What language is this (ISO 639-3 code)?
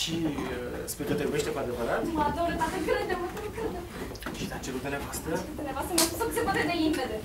ron